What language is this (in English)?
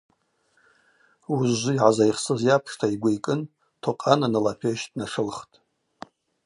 Abaza